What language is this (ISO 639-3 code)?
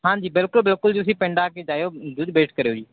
pan